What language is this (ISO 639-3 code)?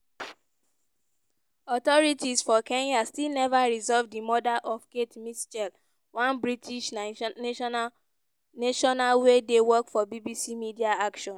pcm